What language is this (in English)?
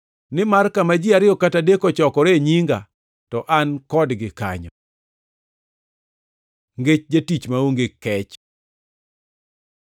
Luo (Kenya and Tanzania)